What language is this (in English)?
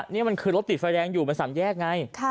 Thai